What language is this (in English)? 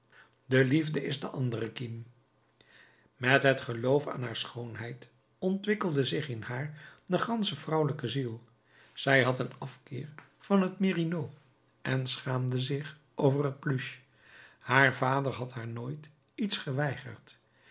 Dutch